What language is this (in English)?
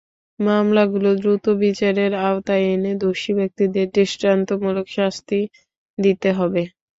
Bangla